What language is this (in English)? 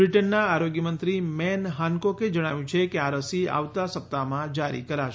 Gujarati